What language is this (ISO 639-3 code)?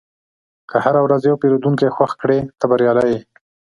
pus